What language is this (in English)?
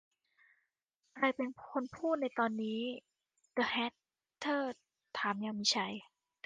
Thai